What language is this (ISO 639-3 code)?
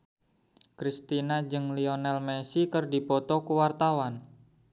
sun